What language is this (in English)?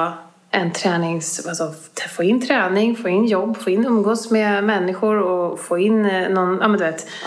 Swedish